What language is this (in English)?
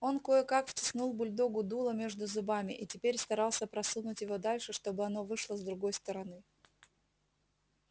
Russian